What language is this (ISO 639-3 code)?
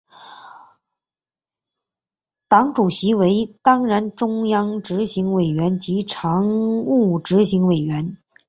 zho